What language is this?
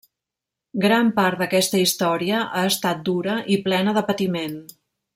Catalan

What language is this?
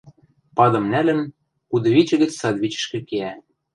Western Mari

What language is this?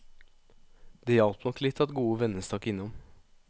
Norwegian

